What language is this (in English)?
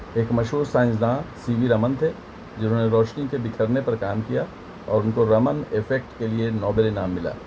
Urdu